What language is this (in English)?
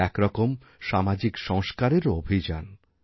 Bangla